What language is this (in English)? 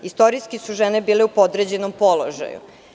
Serbian